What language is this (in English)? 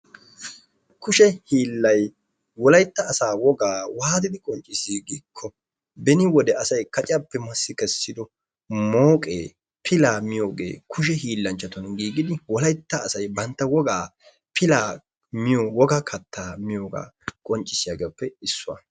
Wolaytta